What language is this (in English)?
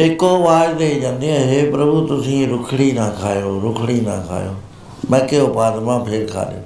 Punjabi